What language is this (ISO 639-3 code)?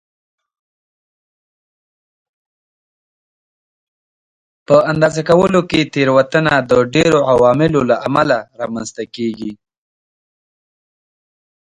pus